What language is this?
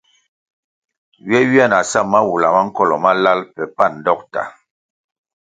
Kwasio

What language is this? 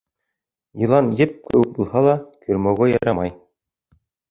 Bashkir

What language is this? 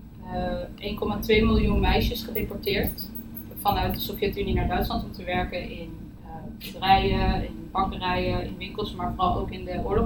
Dutch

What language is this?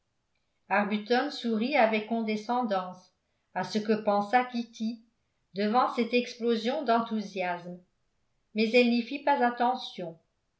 French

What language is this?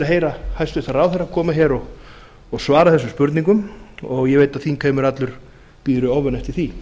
Icelandic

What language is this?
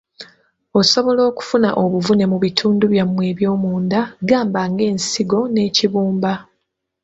Ganda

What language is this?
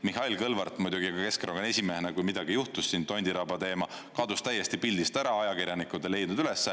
Estonian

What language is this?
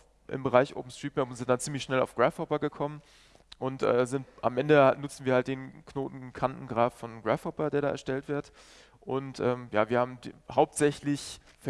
German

